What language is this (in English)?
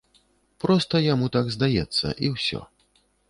Belarusian